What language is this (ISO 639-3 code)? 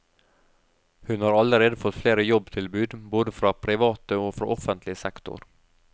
nor